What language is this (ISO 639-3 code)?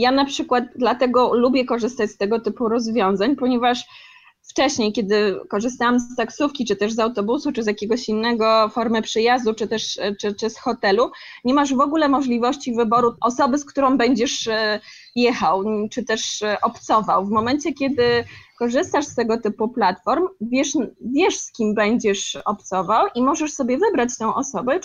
pol